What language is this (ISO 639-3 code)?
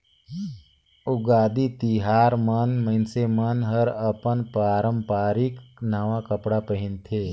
hne